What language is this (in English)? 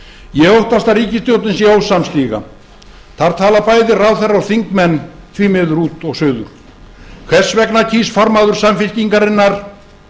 Icelandic